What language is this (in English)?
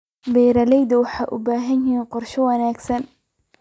Somali